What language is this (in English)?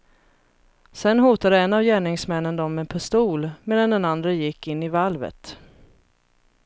Swedish